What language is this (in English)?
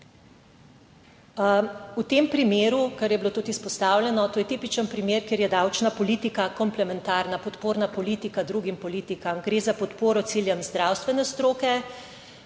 Slovenian